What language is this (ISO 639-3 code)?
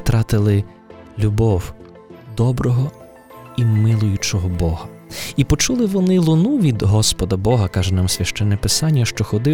ukr